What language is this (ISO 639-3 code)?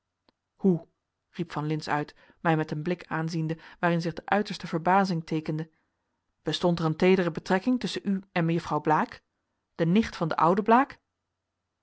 nld